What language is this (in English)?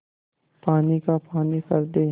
Hindi